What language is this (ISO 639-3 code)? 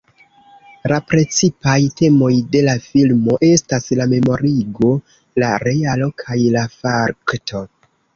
epo